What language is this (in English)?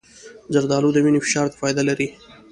Pashto